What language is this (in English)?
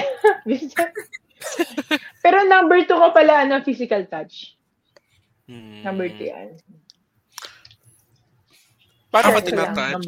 Filipino